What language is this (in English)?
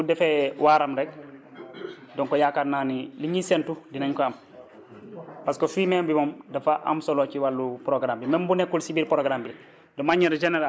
Wolof